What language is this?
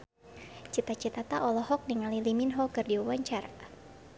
Sundanese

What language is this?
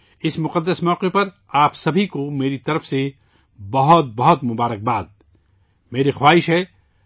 Urdu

